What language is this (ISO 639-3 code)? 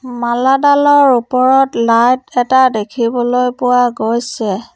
asm